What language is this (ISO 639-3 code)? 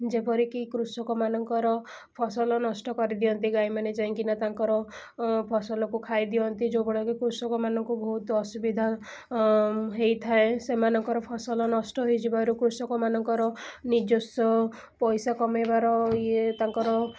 ori